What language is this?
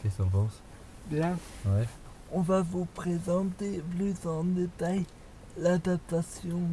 French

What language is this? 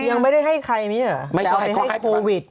Thai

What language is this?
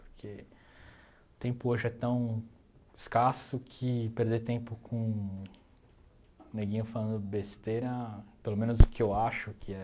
Portuguese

